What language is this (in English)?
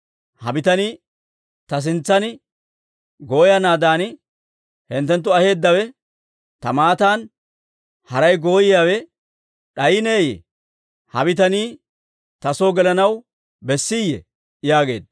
Dawro